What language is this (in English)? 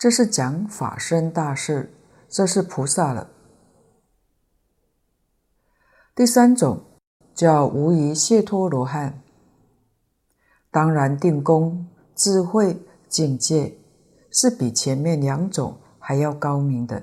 Chinese